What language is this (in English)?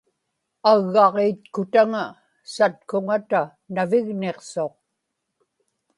Inupiaq